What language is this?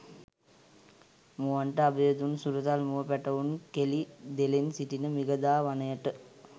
Sinhala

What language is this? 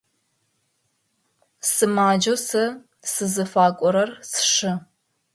Adyghe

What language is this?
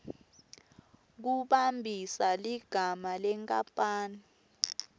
Swati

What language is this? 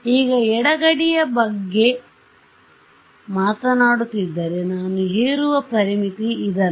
Kannada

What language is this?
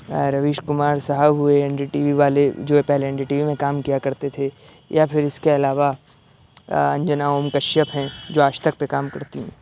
Urdu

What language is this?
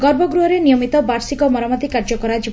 Odia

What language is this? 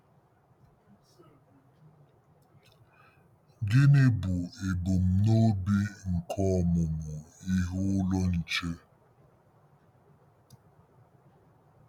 Igbo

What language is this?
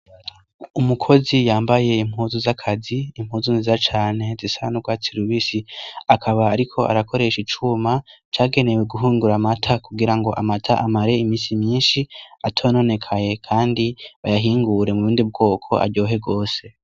Rundi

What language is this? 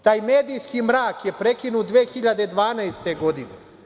Serbian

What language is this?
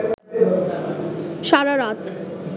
Bangla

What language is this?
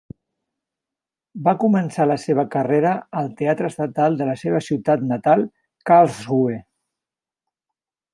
Catalan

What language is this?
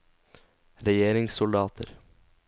Norwegian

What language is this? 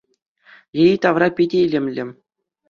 Chuvash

